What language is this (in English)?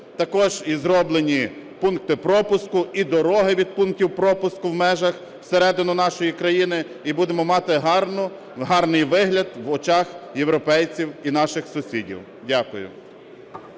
Ukrainian